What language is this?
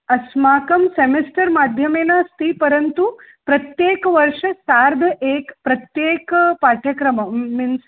Sanskrit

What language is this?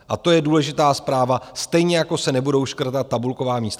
Czech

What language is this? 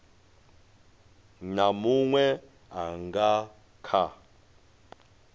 Venda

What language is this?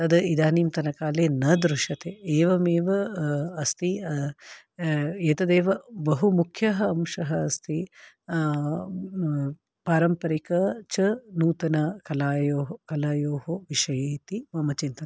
Sanskrit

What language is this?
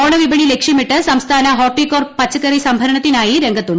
Malayalam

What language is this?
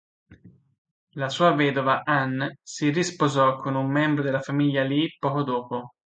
Italian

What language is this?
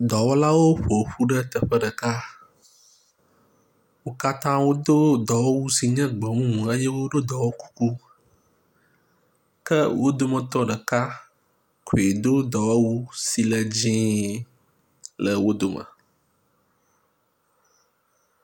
Ewe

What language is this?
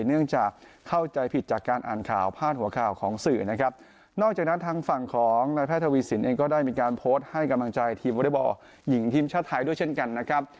Thai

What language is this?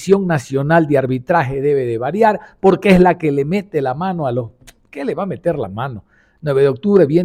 Spanish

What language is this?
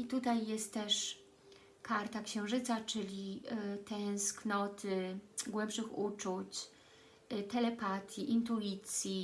Polish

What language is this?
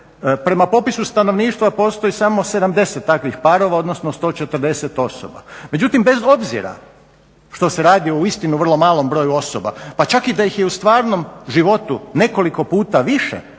Croatian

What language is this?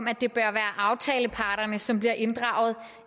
Danish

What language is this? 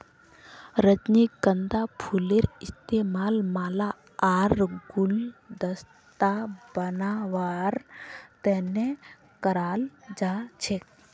Magahi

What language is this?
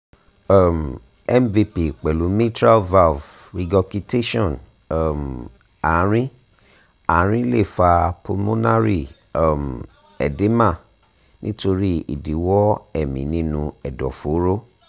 Yoruba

